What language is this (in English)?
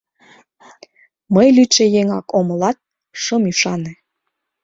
Mari